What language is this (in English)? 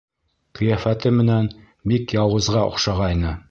Bashkir